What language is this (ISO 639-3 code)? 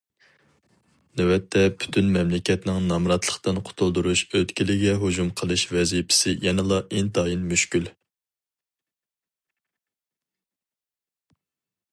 uig